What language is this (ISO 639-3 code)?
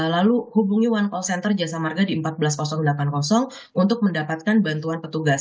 ind